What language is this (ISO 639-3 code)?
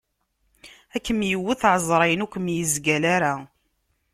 kab